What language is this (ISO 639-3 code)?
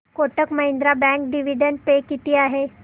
mar